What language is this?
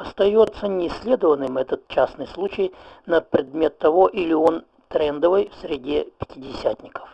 Russian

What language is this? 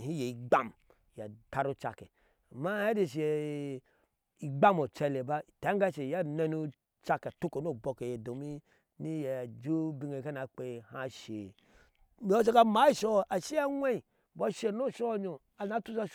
Ashe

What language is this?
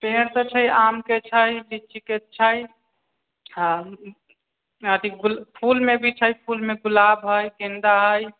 Maithili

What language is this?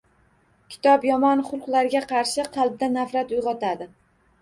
Uzbek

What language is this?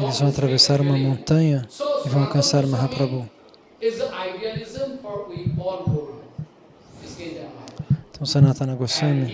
Portuguese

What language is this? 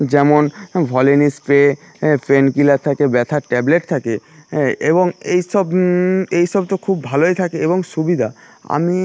Bangla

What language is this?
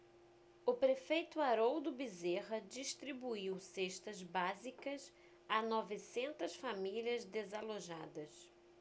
Portuguese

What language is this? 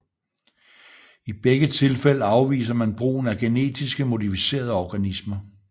Danish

